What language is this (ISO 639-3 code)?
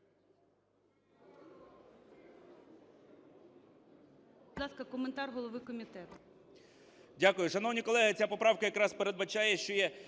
ukr